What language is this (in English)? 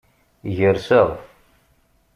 Kabyle